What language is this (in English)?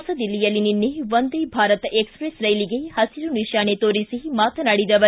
Kannada